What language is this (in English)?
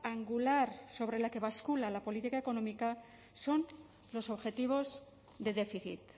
Spanish